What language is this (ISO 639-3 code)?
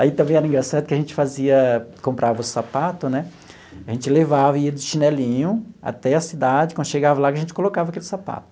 por